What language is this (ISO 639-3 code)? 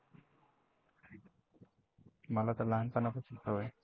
mar